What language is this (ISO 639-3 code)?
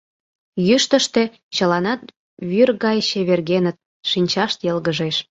chm